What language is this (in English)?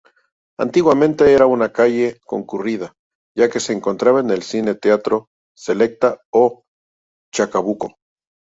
Spanish